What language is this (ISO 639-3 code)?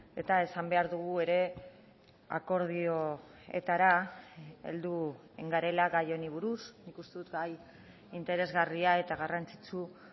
eus